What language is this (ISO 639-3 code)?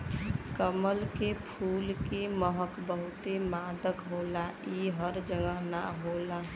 bho